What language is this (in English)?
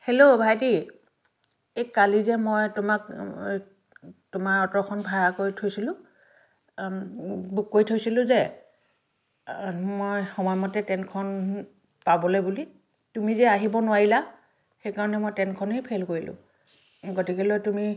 Assamese